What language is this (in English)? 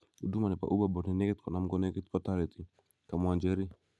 Kalenjin